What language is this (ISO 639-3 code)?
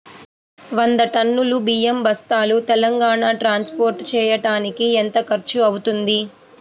tel